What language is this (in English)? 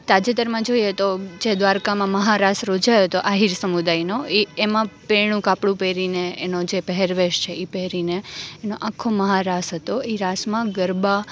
Gujarati